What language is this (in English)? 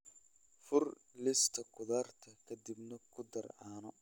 Somali